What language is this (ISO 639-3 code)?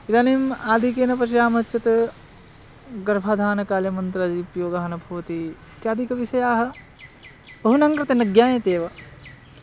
san